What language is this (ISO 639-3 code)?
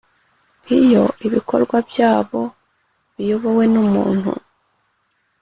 kin